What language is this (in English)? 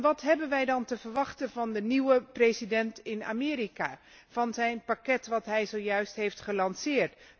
Dutch